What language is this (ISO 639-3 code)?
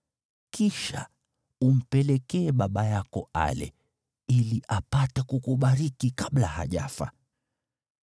swa